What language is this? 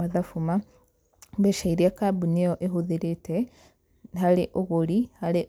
Kikuyu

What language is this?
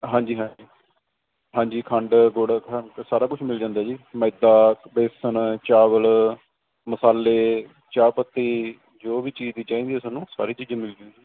Punjabi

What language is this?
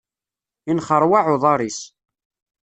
Kabyle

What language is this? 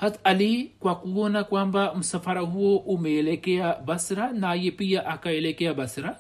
Swahili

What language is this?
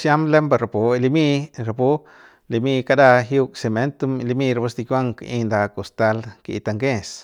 Central Pame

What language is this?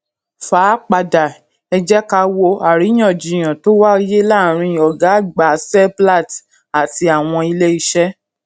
Yoruba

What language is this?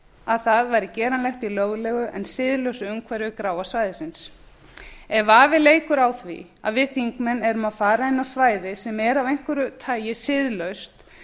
Icelandic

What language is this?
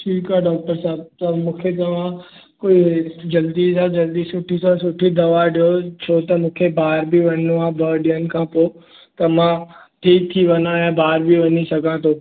Sindhi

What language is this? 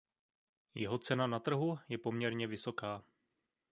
Czech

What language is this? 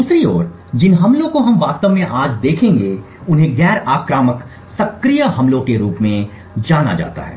Hindi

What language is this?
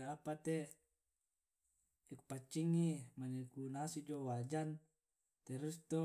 Tae'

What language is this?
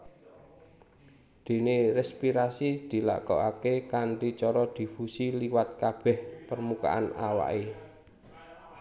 Javanese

